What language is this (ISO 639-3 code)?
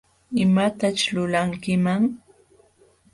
qxw